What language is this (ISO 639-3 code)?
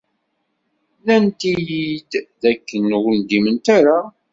kab